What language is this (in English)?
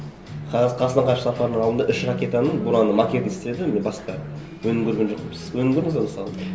Kazakh